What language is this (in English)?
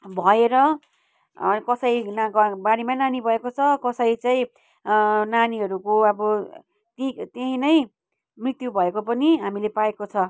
Nepali